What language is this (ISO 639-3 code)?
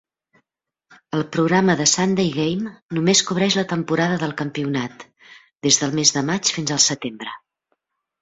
cat